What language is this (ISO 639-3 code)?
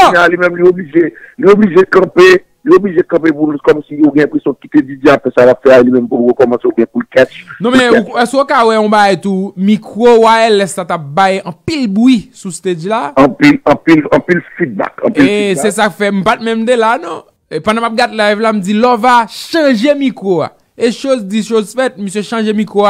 fra